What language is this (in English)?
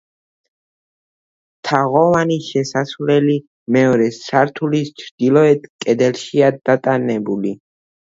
Georgian